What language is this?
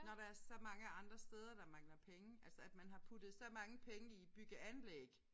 Danish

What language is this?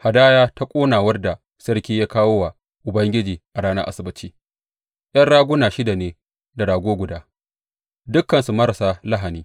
Hausa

